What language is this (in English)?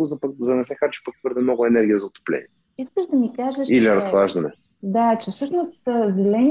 Bulgarian